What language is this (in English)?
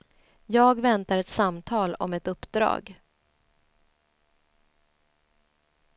Swedish